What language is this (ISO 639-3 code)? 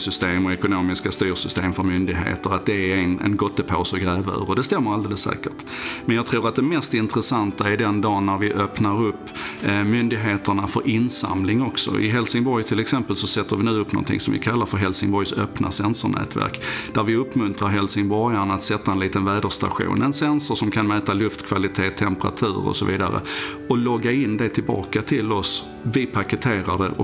swe